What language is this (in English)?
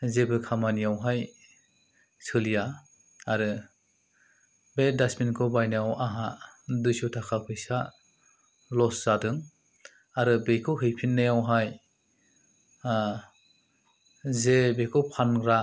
Bodo